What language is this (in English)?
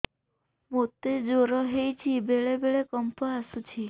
Odia